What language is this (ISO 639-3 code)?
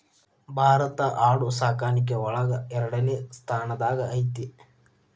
kan